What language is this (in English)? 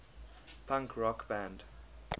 English